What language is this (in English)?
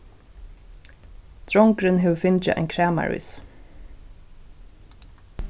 Faroese